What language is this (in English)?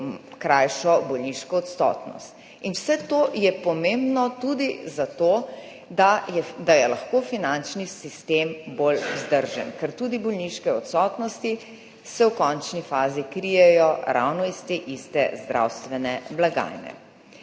Slovenian